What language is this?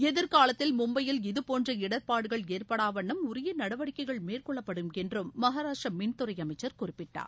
Tamil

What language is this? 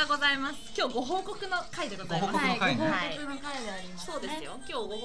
Japanese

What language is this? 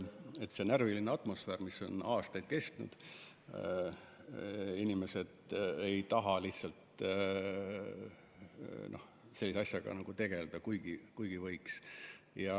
Estonian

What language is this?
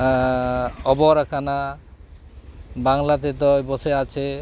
Santali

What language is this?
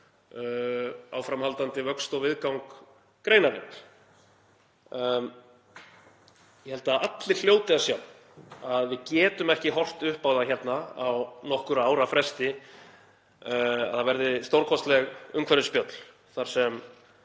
Icelandic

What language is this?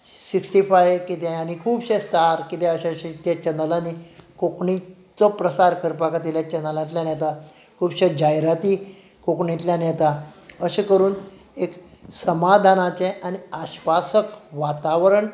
Konkani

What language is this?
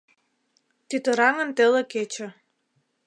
Mari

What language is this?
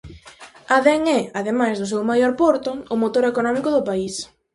Galician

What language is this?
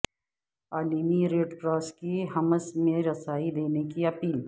Urdu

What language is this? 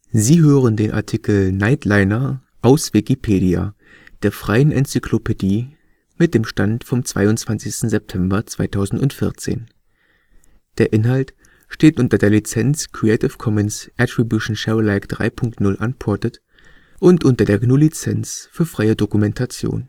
German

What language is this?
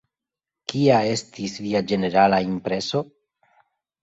Esperanto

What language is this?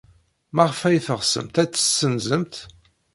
Kabyle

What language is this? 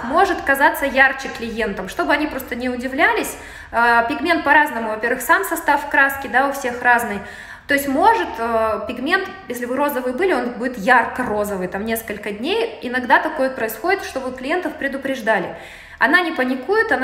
Russian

